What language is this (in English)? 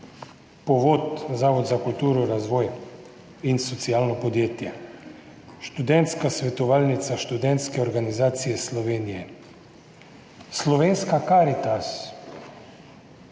Slovenian